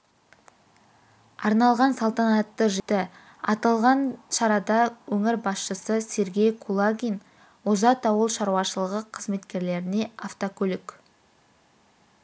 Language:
Kazakh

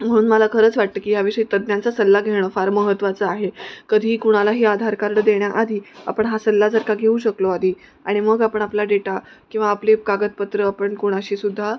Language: Marathi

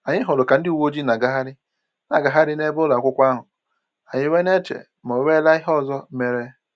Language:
Igbo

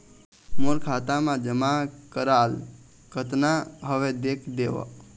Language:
Chhattisgarhi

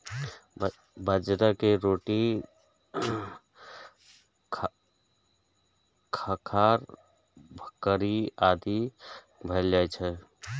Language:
Maithili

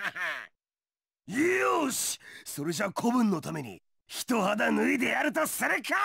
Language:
Japanese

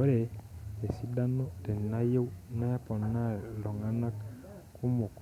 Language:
Masai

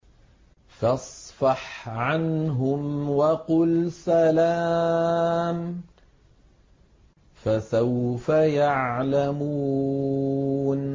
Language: Arabic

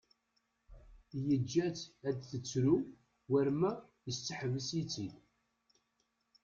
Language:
Kabyle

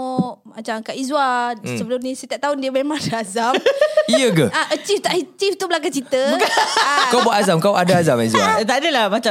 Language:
Malay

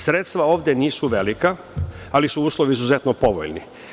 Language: Serbian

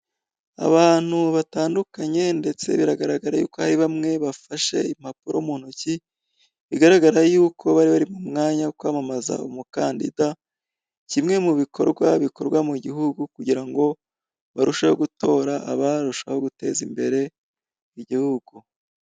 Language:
Kinyarwanda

